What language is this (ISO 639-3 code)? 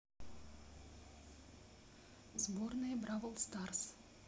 rus